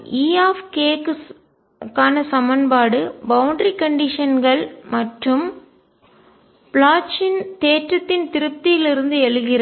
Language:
Tamil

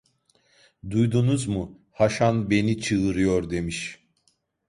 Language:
Turkish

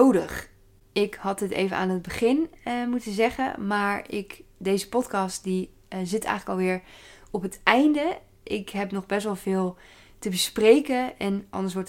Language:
Dutch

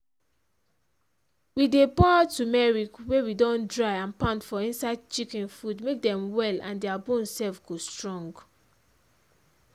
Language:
Nigerian Pidgin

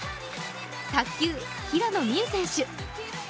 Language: Japanese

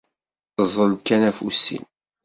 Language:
Kabyle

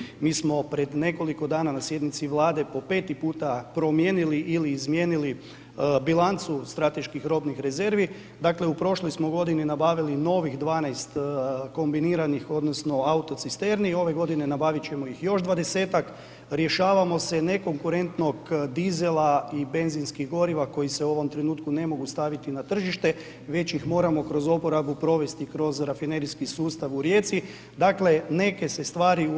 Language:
Croatian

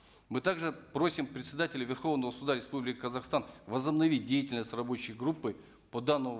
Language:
Kazakh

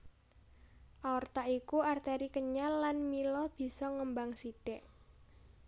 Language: Javanese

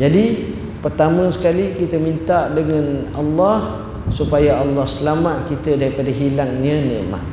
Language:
Malay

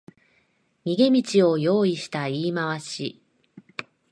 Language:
Japanese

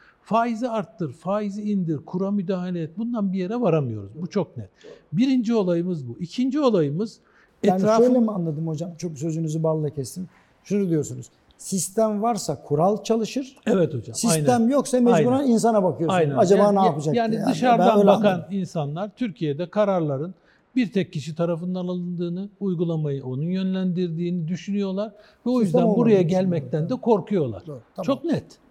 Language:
Turkish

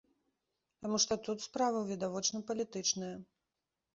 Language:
Belarusian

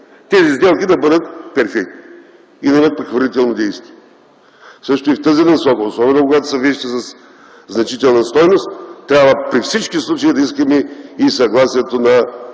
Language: Bulgarian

